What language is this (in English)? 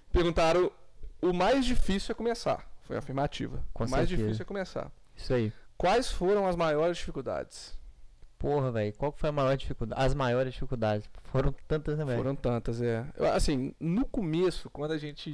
Portuguese